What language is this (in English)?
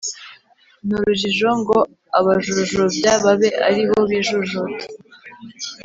Kinyarwanda